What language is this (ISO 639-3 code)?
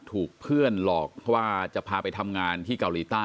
tha